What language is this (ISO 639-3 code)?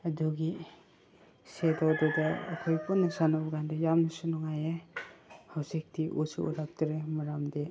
mni